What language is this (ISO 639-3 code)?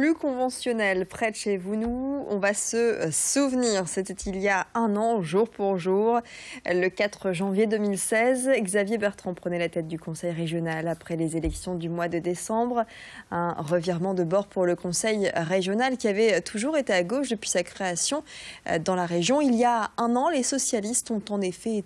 fra